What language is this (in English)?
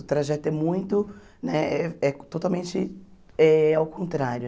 Portuguese